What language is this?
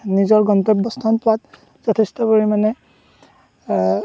Assamese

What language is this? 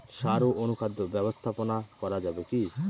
Bangla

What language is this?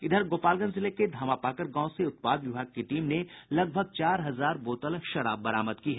Hindi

